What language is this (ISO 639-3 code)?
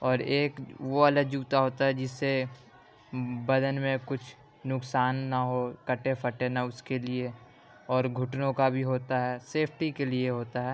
urd